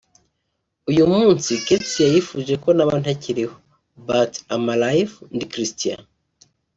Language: Kinyarwanda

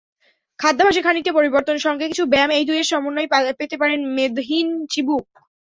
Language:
Bangla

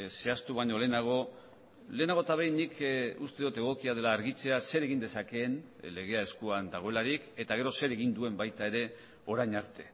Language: Basque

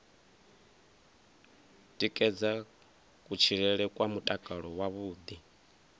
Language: Venda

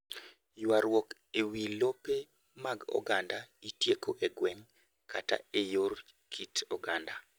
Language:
Luo (Kenya and Tanzania)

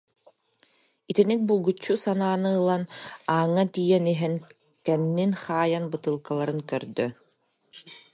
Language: Yakut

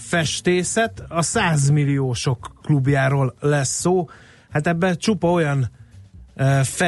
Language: Hungarian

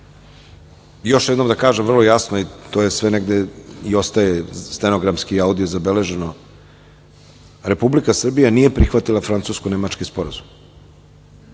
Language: Serbian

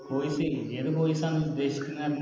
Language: Malayalam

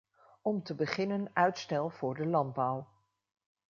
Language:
Dutch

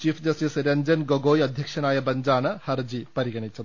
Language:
Malayalam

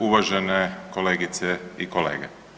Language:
Croatian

